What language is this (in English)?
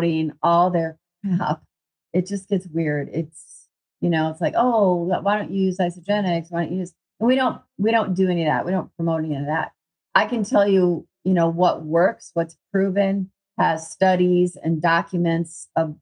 English